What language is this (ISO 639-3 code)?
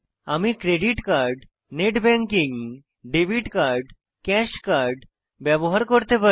ben